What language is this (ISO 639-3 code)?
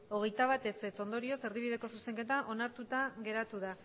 eus